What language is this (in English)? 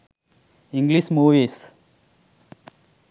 Sinhala